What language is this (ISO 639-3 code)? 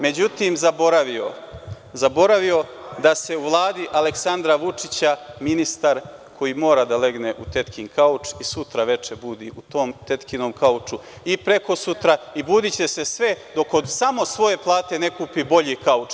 srp